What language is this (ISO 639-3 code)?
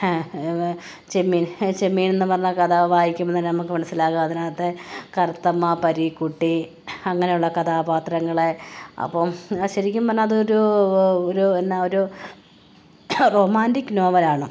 mal